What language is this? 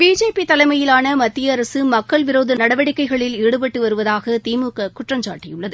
Tamil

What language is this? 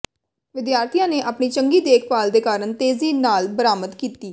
Punjabi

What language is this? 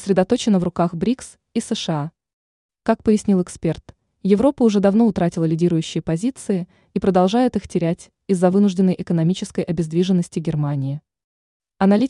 Russian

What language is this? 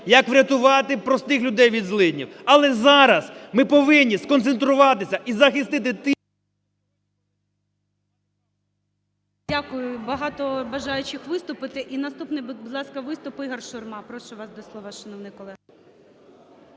Ukrainian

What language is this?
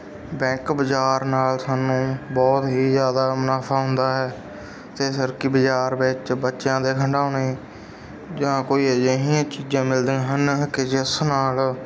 Punjabi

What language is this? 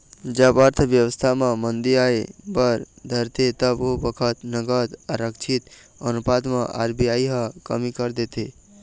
Chhattisgarhi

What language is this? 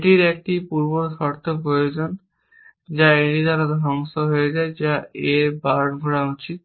Bangla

